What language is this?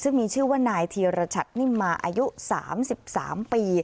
Thai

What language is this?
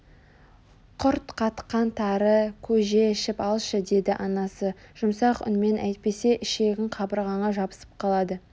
Kazakh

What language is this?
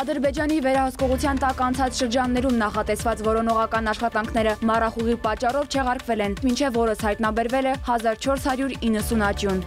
Turkish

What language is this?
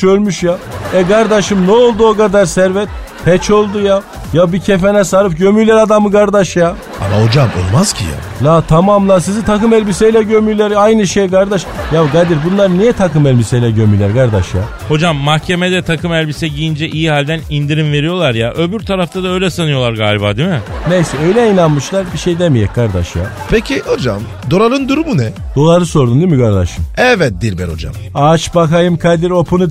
Turkish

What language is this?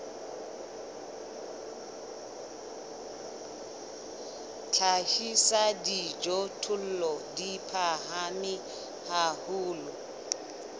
Southern Sotho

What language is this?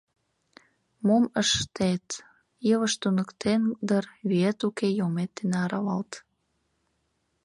Mari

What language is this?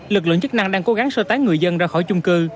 Vietnamese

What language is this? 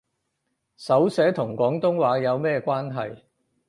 Cantonese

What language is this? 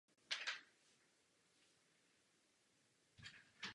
Czech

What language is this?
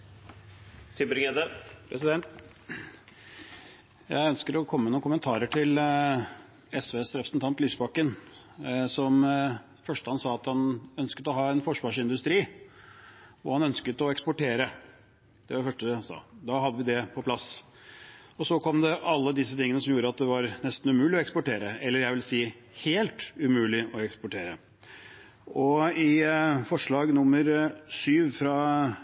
Norwegian Bokmål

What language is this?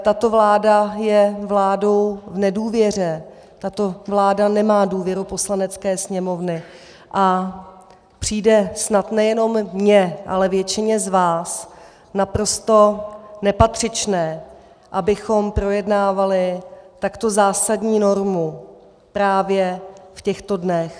Czech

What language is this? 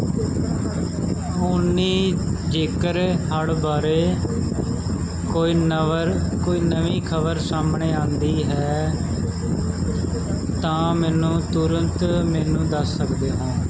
Punjabi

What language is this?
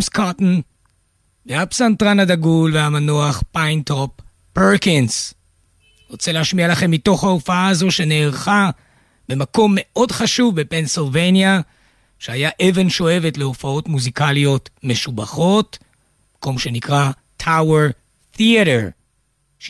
Hebrew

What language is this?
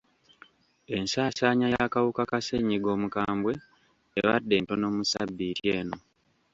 Ganda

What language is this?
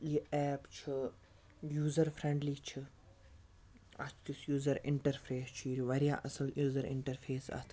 Kashmiri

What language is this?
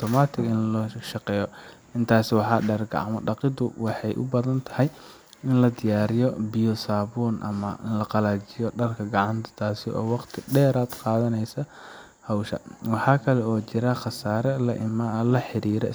Somali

